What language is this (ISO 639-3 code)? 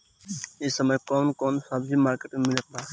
bho